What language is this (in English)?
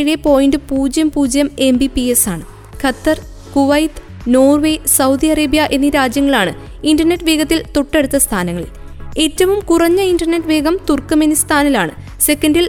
Malayalam